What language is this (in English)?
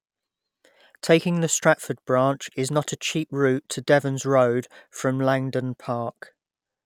English